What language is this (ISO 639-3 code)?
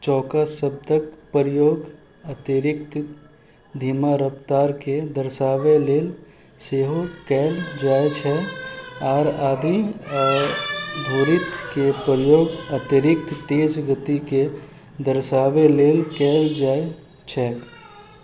mai